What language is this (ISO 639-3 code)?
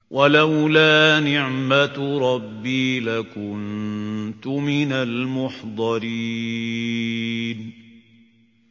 ara